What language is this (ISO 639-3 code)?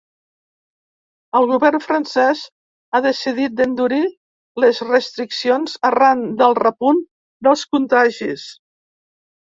cat